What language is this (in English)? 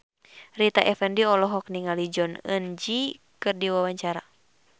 Sundanese